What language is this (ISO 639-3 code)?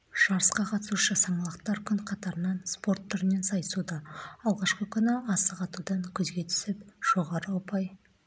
kaz